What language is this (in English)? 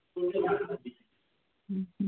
Odia